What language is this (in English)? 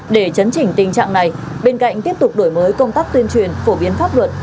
Vietnamese